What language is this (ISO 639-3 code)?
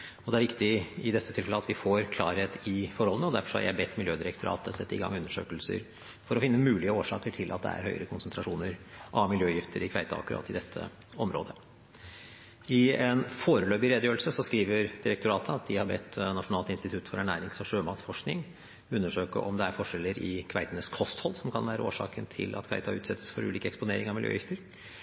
nob